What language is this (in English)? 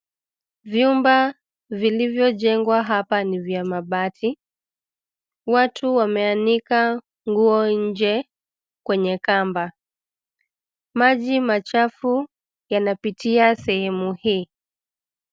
Swahili